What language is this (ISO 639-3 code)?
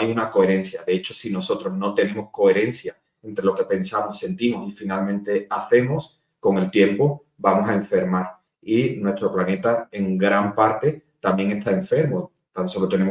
spa